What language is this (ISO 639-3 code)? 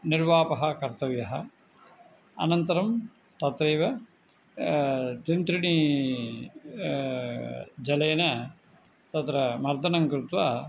san